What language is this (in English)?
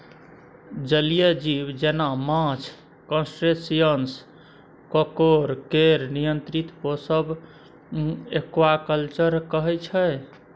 Maithili